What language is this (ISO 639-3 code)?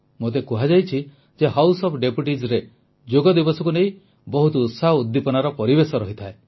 ori